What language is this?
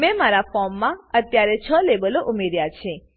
Gujarati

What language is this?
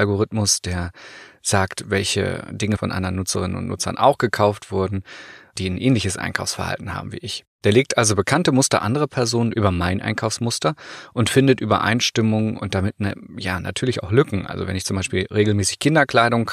German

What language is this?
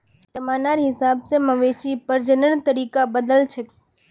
Magahi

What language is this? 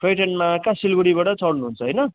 Nepali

